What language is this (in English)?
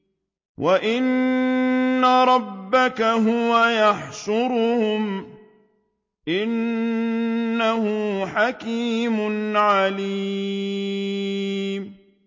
Arabic